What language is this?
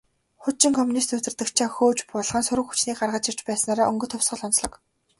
Mongolian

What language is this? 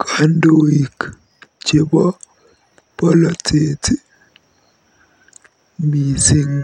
Kalenjin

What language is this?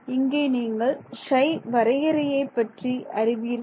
Tamil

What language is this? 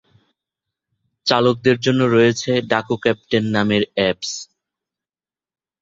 Bangla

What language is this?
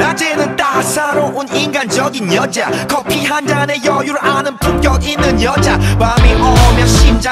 Korean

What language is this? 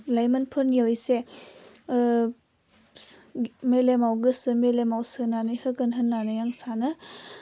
Bodo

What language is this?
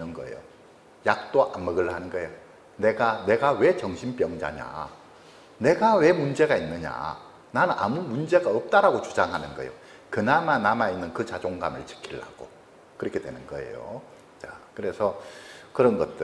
Korean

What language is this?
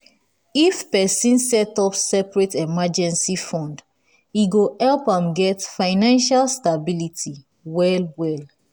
Nigerian Pidgin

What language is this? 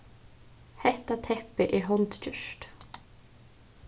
Faroese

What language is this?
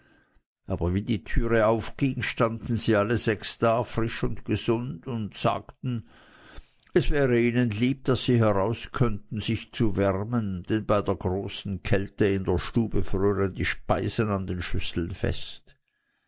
German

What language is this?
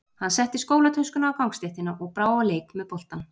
Icelandic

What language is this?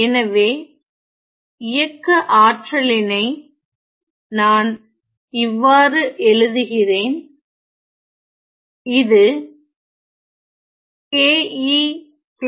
Tamil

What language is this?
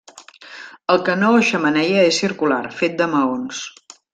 Catalan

